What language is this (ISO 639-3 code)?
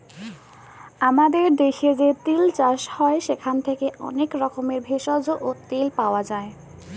ben